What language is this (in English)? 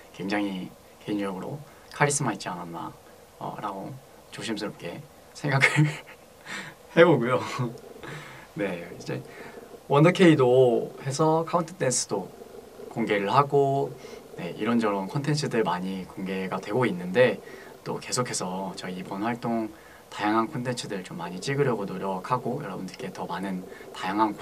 Korean